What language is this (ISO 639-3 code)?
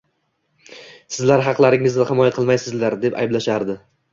uzb